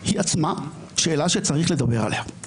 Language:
Hebrew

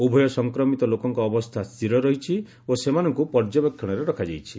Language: Odia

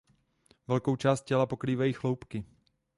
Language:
Czech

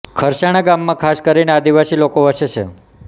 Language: Gujarati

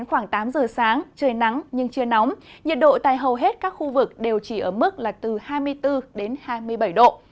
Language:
Vietnamese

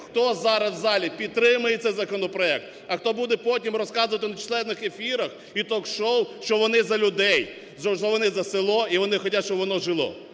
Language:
Ukrainian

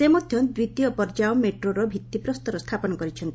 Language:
Odia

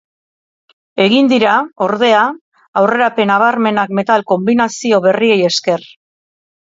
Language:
Basque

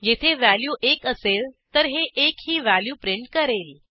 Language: Marathi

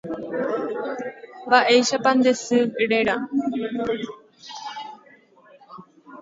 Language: Guarani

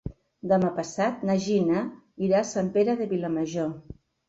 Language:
Catalan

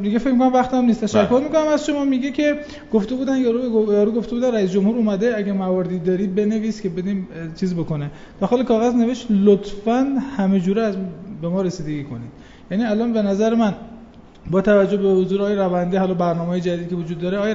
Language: Persian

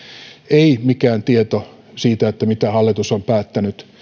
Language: Finnish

